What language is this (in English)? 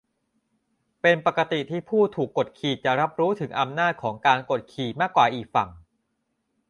Thai